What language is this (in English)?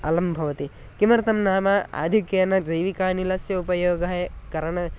Sanskrit